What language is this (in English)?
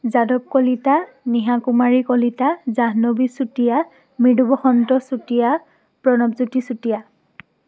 Assamese